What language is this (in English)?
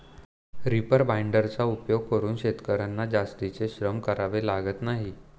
Marathi